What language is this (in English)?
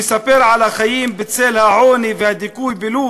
Hebrew